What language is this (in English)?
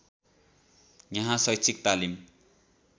Nepali